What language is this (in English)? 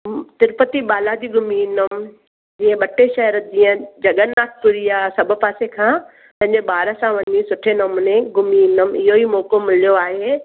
Sindhi